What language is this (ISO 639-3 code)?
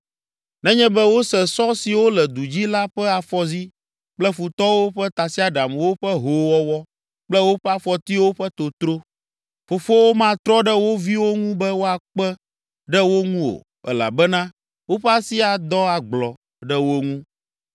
ewe